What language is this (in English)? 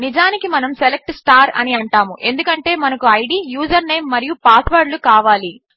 Telugu